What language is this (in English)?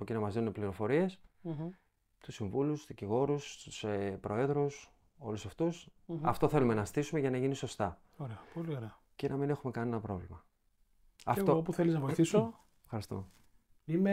Greek